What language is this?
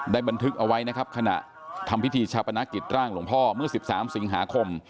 Thai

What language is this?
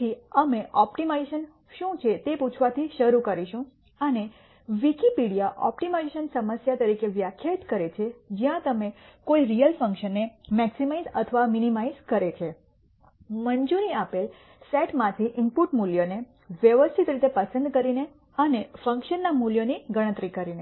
Gujarati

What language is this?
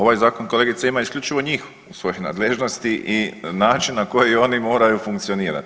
Croatian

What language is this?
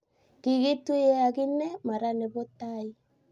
Kalenjin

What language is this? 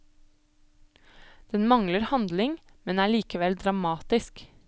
Norwegian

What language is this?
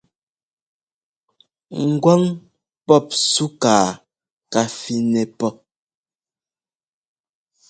Ngomba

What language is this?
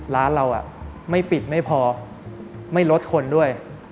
Thai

